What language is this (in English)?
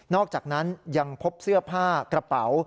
Thai